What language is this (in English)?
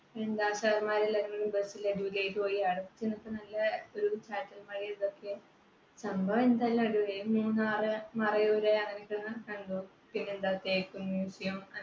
Malayalam